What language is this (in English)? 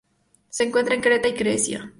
Spanish